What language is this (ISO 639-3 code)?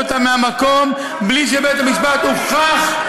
heb